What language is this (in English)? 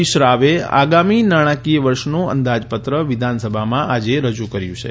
Gujarati